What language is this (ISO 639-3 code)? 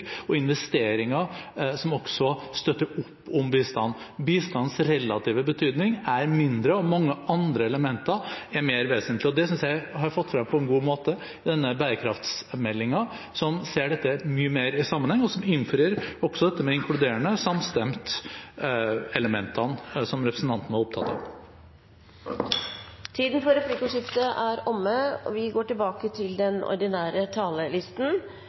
nob